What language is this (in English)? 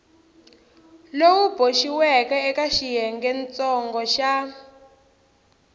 Tsonga